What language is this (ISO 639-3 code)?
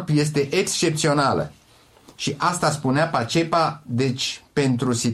ron